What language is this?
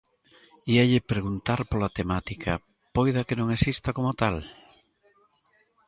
Galician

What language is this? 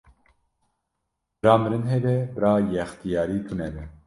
Kurdish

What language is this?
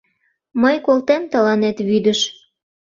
Mari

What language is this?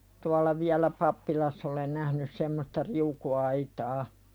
Finnish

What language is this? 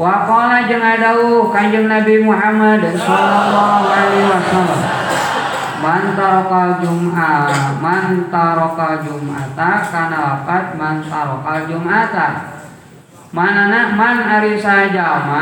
Indonesian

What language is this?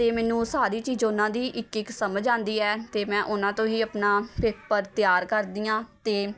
Punjabi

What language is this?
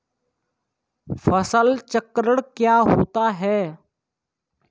Hindi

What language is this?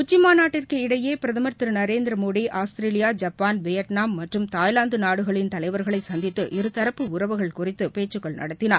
Tamil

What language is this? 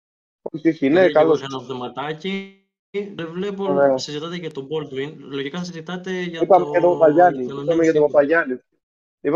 Greek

